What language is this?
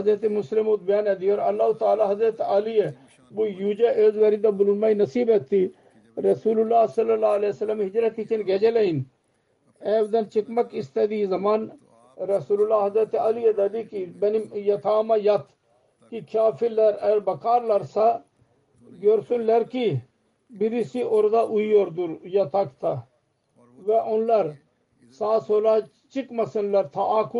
Turkish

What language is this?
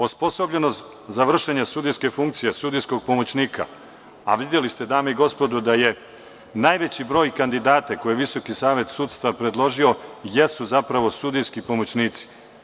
Serbian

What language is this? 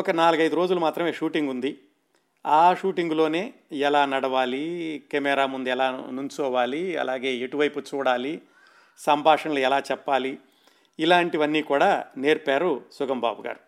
Telugu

